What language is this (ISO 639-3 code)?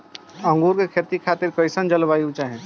bho